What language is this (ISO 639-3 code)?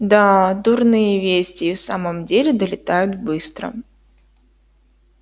rus